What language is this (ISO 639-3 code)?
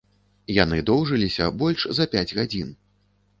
bel